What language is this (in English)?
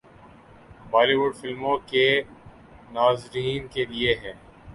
Urdu